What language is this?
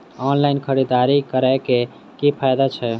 Maithili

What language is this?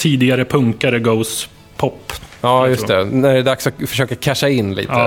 Swedish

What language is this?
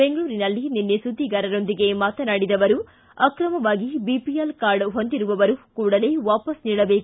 Kannada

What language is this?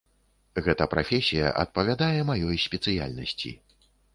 Belarusian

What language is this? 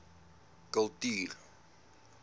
Afrikaans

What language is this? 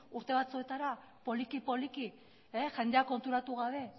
Basque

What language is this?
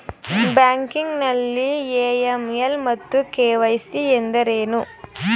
Kannada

